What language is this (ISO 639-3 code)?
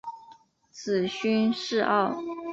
zho